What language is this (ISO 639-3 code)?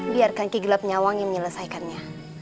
ind